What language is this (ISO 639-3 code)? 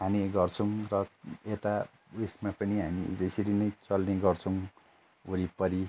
nep